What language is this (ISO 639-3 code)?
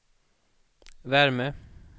swe